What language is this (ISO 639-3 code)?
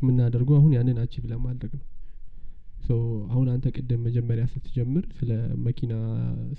amh